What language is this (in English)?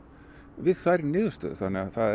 Icelandic